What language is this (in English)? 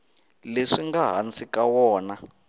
Tsonga